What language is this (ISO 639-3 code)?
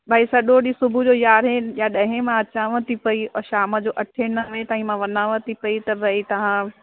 snd